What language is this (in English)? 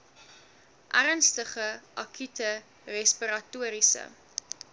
Afrikaans